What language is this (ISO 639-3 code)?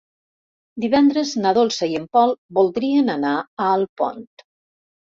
cat